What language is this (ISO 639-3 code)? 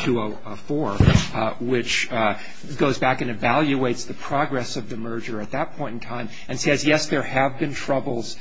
eng